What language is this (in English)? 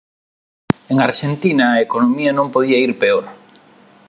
Galician